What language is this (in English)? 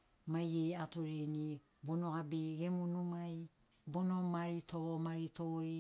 Sinaugoro